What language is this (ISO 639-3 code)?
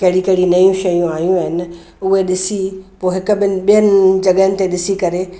snd